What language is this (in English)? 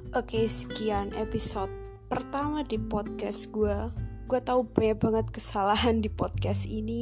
Indonesian